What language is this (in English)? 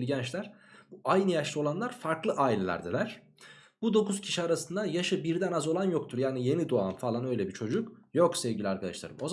Turkish